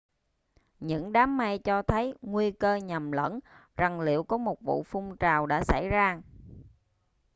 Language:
Vietnamese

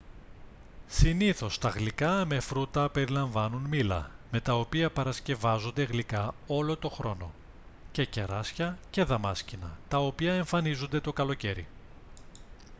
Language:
Greek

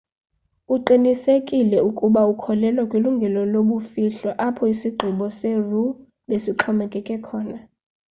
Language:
Xhosa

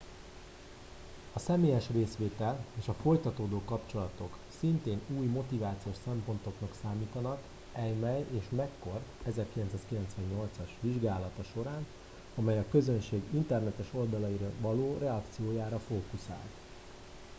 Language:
Hungarian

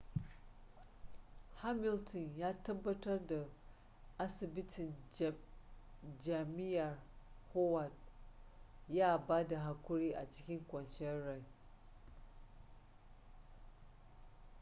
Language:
Hausa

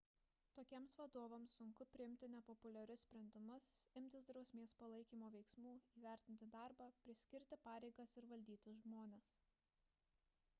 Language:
Lithuanian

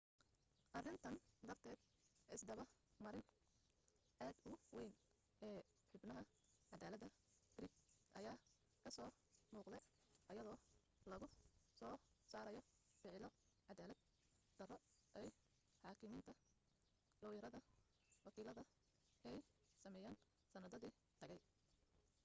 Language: Somali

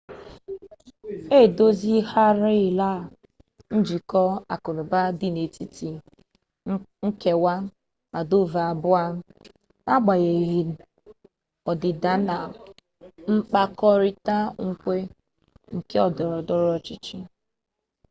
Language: Igbo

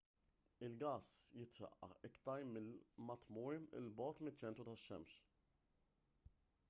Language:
Maltese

